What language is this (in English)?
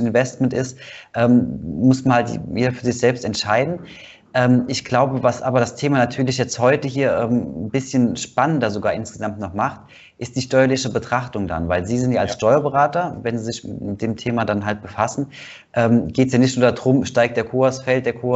German